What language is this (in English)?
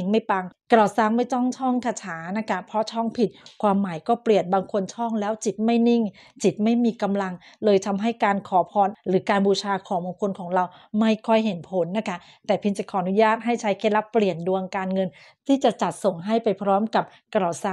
Thai